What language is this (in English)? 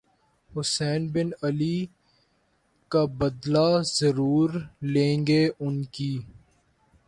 Urdu